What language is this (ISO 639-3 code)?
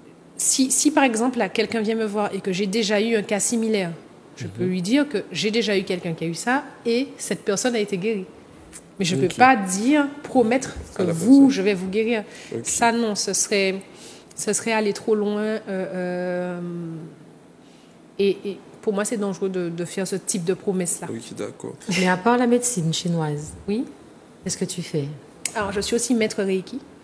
fra